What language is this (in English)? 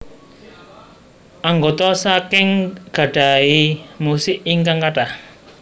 Javanese